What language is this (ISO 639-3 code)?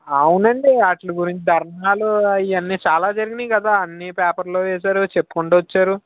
tel